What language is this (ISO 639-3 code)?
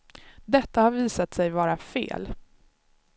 swe